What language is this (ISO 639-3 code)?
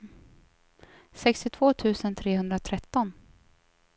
swe